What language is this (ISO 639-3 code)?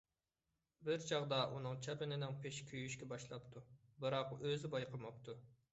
uig